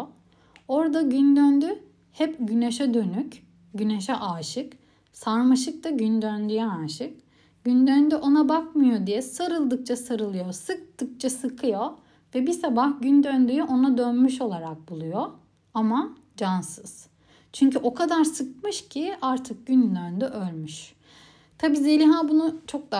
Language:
Turkish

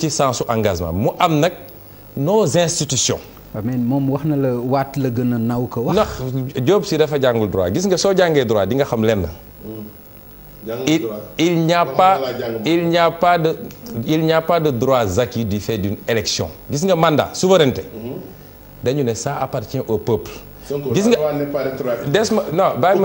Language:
French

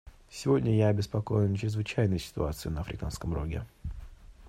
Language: Russian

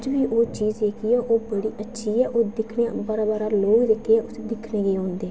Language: Dogri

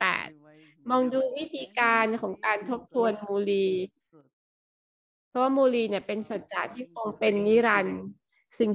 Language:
Thai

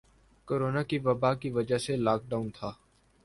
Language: Urdu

